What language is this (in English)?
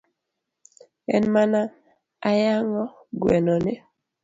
Luo (Kenya and Tanzania)